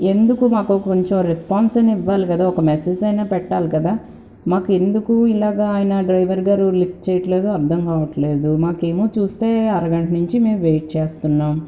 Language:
Telugu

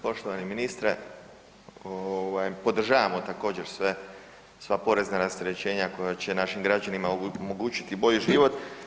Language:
Croatian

